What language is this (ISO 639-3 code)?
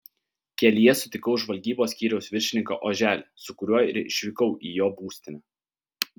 lit